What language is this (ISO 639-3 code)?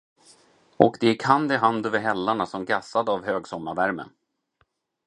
swe